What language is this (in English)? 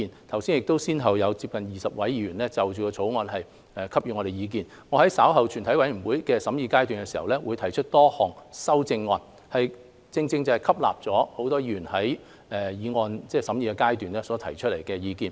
Cantonese